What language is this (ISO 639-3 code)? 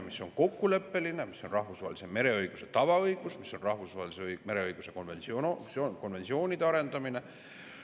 est